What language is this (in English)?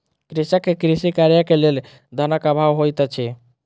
Maithili